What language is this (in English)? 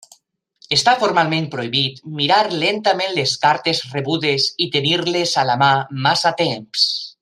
Catalan